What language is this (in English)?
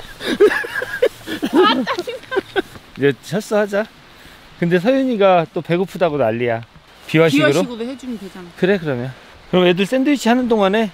Korean